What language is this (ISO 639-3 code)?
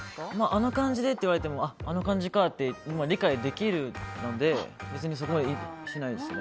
jpn